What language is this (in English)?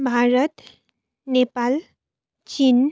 Nepali